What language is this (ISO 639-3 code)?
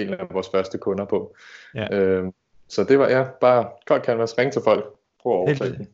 dan